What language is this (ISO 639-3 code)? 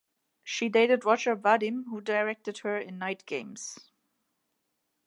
eng